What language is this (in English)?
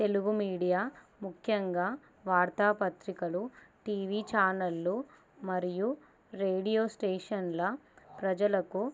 Telugu